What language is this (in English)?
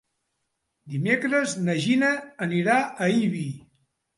Catalan